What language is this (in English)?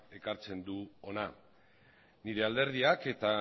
Basque